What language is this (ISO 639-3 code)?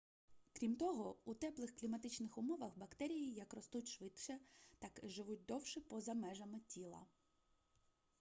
ukr